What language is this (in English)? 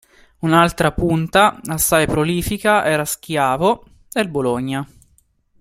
Italian